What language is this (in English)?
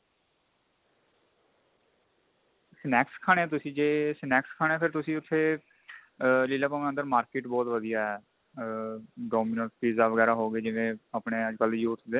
Punjabi